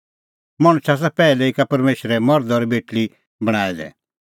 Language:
Kullu Pahari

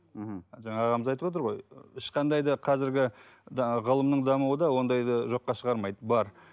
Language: Kazakh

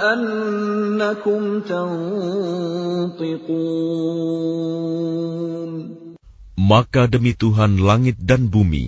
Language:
Arabic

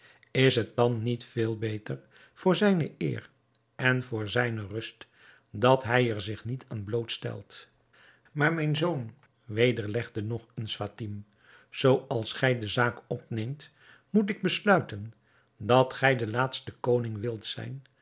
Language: Dutch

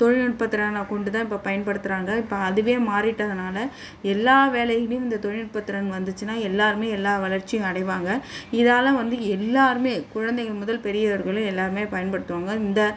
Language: Tamil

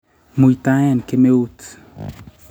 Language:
Kalenjin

